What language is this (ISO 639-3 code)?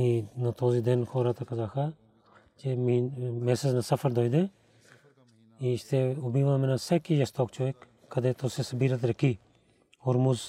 bul